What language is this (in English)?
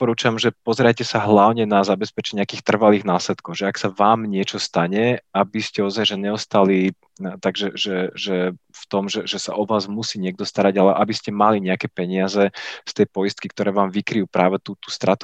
Slovak